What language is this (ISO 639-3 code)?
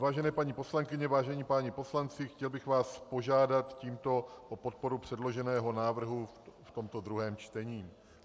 ces